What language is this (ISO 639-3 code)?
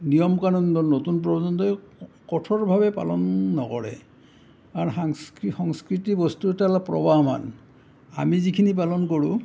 asm